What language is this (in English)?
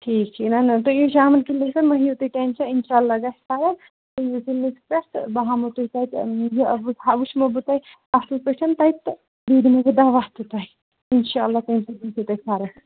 Kashmiri